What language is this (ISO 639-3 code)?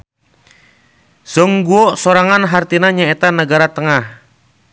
sun